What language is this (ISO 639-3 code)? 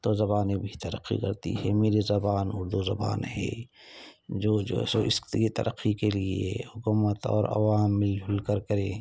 urd